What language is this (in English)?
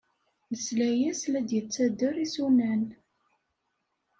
Kabyle